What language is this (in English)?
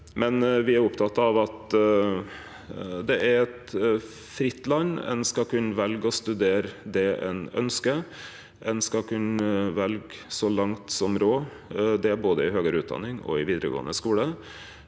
Norwegian